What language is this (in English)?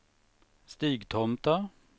Swedish